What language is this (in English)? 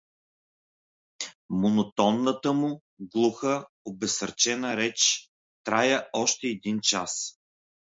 Bulgarian